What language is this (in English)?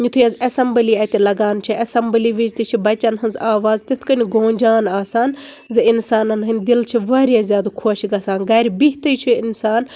Kashmiri